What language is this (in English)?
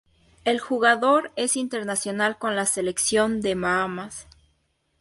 Spanish